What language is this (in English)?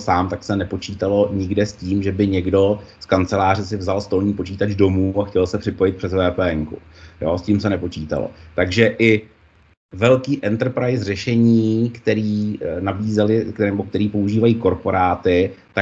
Czech